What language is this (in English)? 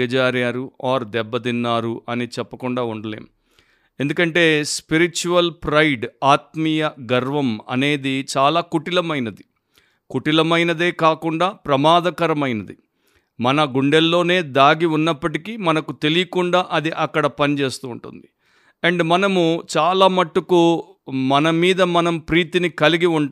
Telugu